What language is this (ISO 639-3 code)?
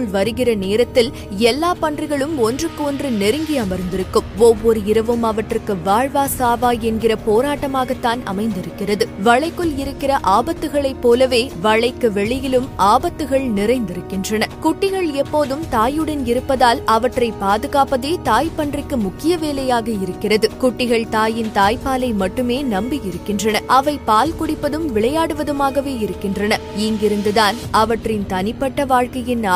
tam